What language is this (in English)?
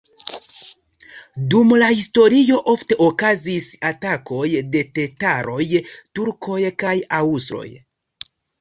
Esperanto